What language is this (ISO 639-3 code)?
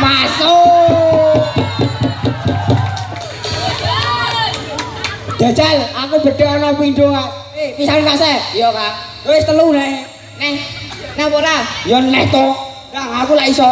ind